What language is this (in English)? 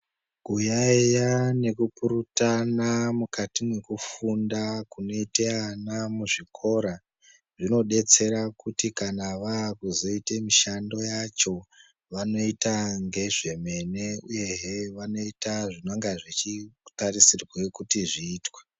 Ndau